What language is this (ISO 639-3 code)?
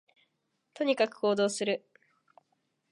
jpn